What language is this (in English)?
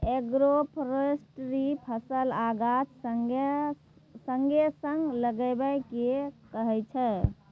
Maithili